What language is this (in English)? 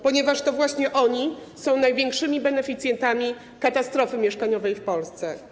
Polish